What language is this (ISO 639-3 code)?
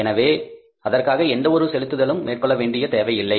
tam